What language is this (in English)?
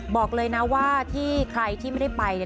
Thai